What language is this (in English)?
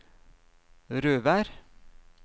Norwegian